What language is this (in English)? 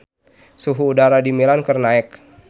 Sundanese